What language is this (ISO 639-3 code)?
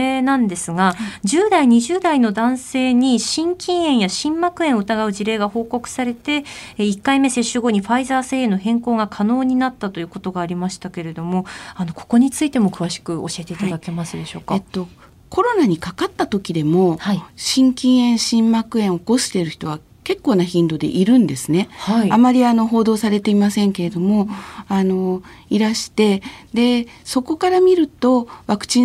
jpn